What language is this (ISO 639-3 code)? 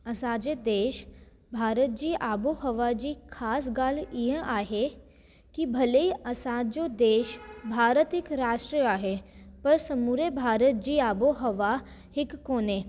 snd